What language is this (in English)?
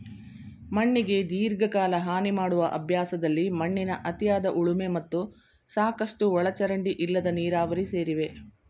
Kannada